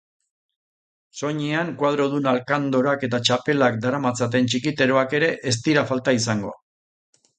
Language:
Basque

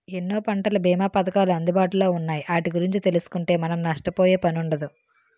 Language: Telugu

